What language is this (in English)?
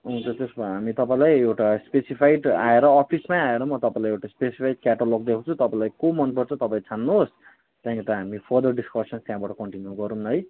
Nepali